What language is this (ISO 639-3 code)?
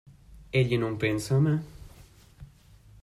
ita